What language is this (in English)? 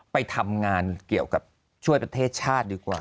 Thai